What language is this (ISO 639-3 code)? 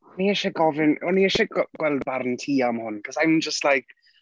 cym